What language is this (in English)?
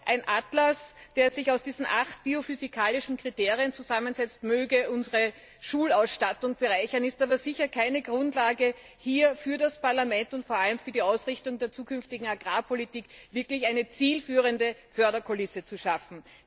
German